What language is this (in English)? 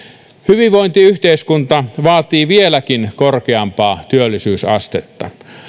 Finnish